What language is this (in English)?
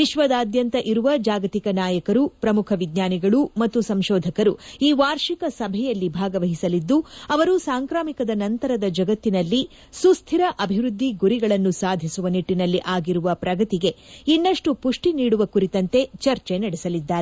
Kannada